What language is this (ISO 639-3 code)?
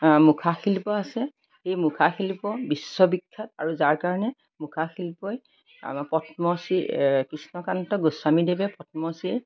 asm